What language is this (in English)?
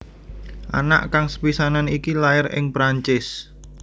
Javanese